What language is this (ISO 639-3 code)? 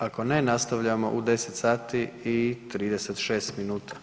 hrv